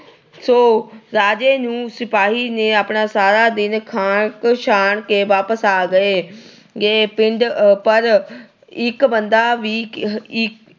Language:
Punjabi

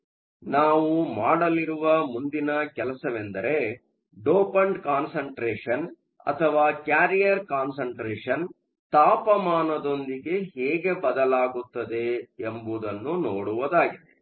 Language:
Kannada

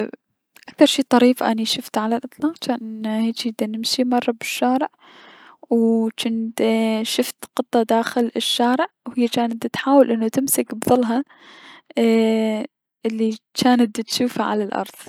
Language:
Mesopotamian Arabic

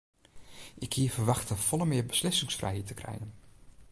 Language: Western Frisian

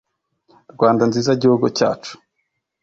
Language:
Kinyarwanda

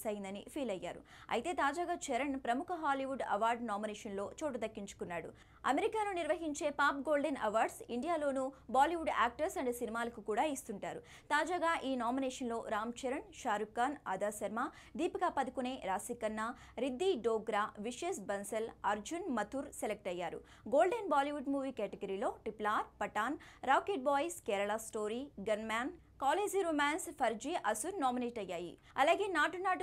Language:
Hindi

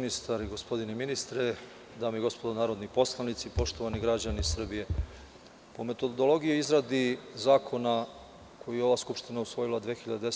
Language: Serbian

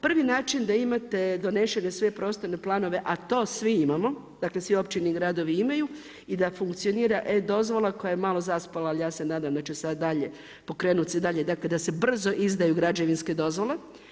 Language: Croatian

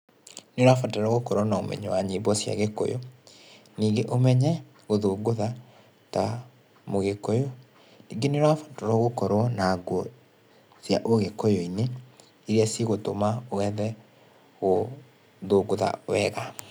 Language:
Kikuyu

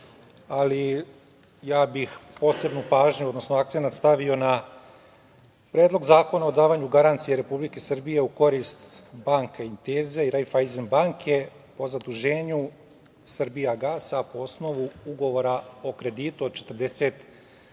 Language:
Serbian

